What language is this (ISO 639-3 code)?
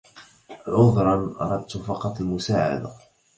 ara